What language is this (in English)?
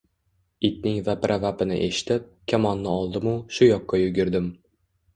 Uzbek